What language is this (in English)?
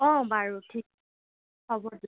Assamese